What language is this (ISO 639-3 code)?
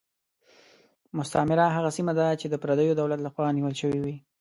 pus